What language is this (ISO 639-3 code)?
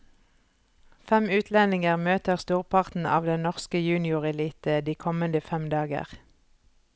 nor